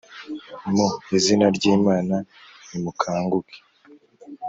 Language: Kinyarwanda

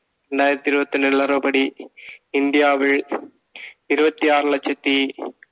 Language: Tamil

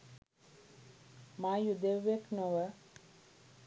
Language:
Sinhala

